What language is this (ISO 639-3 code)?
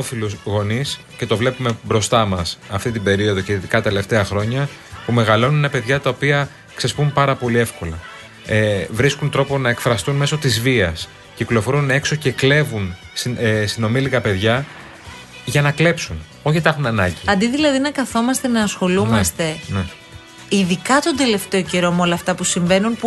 ell